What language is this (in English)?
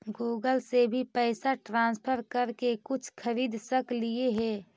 Magahi